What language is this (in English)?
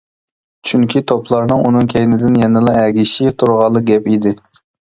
Uyghur